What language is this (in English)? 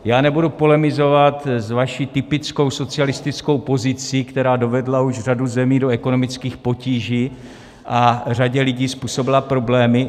Czech